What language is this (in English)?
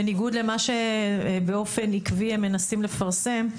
Hebrew